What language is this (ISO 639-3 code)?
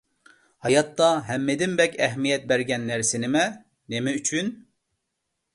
uig